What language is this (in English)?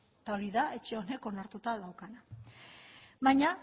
Basque